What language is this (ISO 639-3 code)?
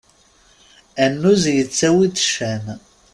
kab